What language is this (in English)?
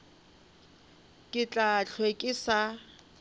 Northern Sotho